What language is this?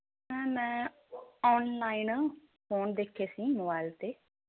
Punjabi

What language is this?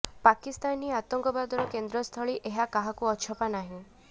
Odia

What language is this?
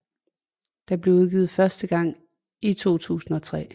Danish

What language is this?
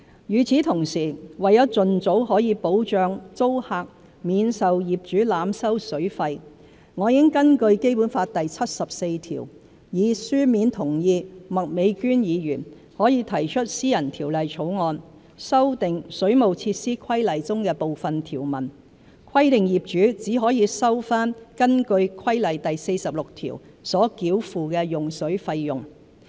Cantonese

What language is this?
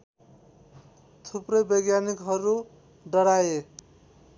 Nepali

